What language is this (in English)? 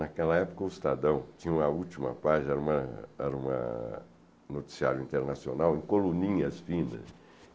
Portuguese